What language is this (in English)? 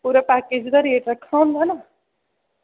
Dogri